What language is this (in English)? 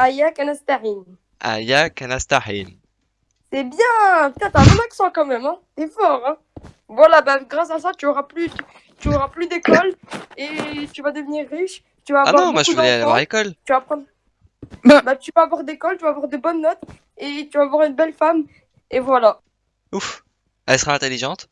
French